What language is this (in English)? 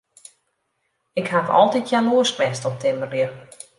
Western Frisian